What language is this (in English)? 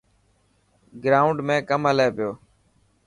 Dhatki